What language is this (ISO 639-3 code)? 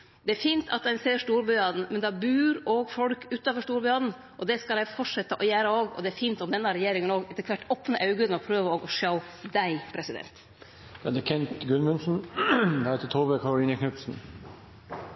nno